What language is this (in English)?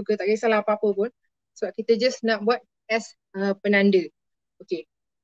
Malay